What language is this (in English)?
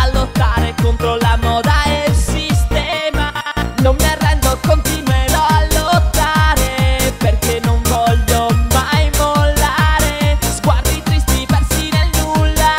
Italian